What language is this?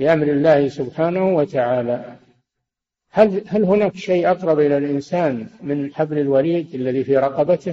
Arabic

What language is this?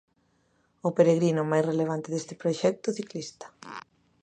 Galician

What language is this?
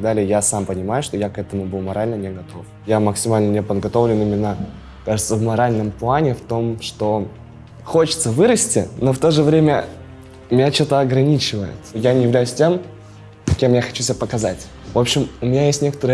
Russian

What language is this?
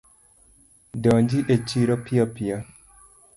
Luo (Kenya and Tanzania)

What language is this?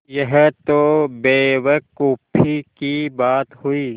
Hindi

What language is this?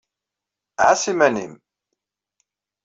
Kabyle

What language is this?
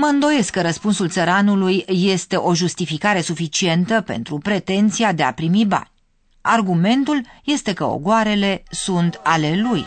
Romanian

